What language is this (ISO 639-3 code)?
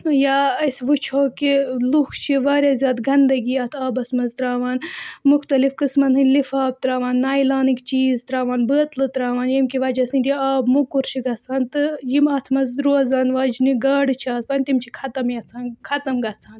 kas